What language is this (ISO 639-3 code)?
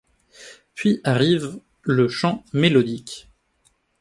fra